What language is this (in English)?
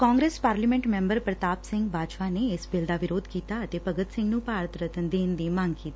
Punjabi